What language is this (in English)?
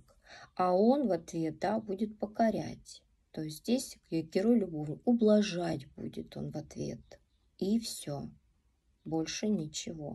Russian